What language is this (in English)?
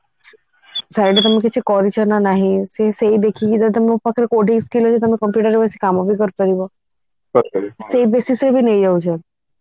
Odia